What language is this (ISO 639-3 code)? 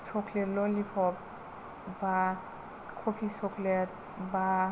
brx